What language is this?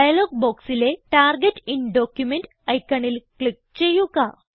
Malayalam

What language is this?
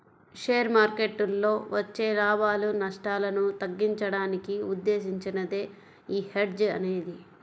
Telugu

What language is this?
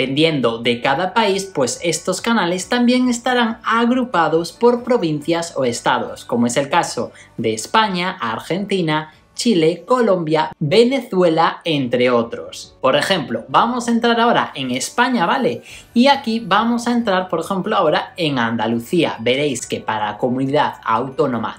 Spanish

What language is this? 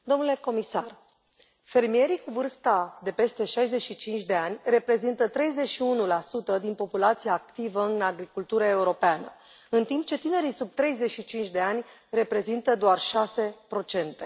Romanian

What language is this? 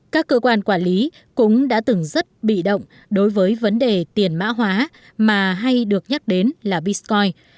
Vietnamese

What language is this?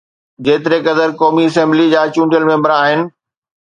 Sindhi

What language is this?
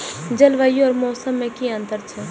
Maithili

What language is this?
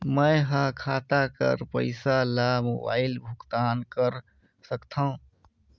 Chhattisgarhi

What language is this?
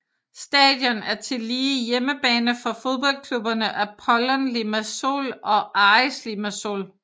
Danish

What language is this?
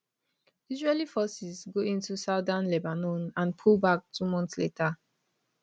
Nigerian Pidgin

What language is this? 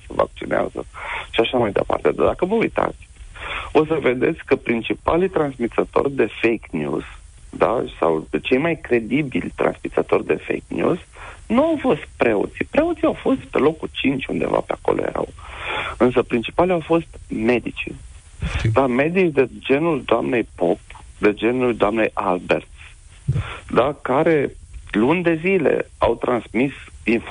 Romanian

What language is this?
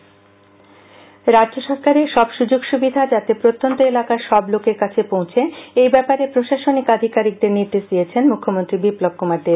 Bangla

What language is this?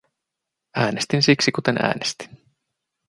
Finnish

